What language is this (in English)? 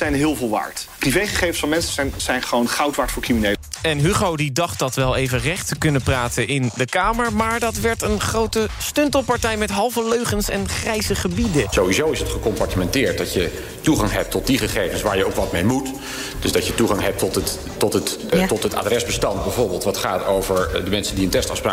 Dutch